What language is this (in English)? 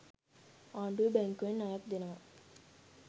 Sinhala